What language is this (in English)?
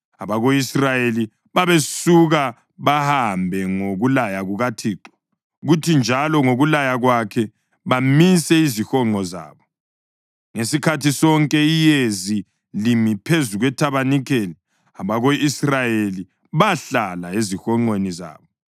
North Ndebele